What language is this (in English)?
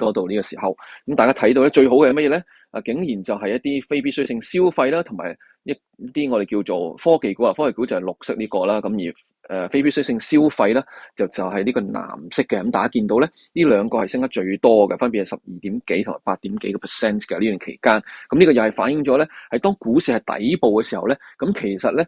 Chinese